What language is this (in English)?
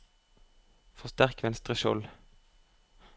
Norwegian